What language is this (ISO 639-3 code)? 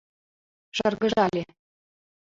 chm